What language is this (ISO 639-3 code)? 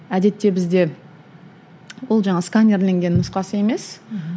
kaz